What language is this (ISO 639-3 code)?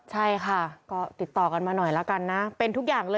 tha